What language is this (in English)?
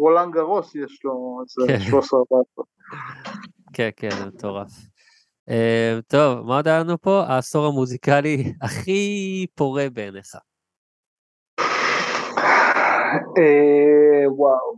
Hebrew